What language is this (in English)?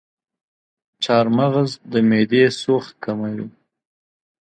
Pashto